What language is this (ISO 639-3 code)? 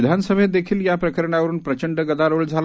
mar